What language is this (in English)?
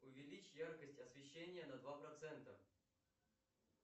Russian